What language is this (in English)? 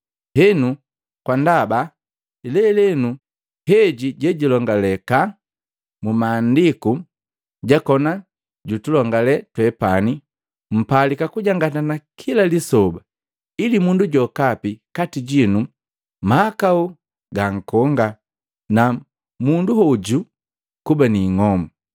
Matengo